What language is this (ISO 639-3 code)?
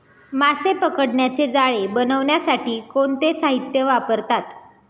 mar